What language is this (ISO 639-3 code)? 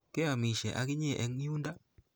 kln